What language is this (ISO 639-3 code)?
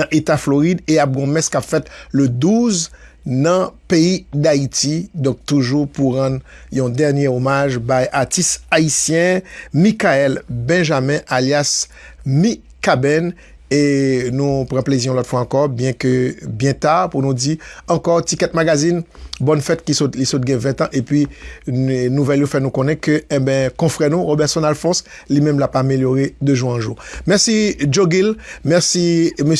fra